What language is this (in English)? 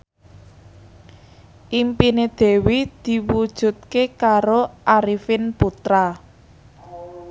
Javanese